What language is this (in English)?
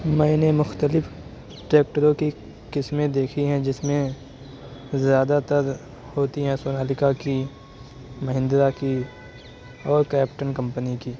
Urdu